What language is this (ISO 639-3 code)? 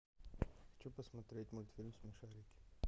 rus